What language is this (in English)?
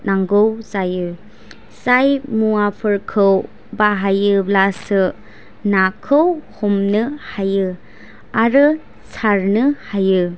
Bodo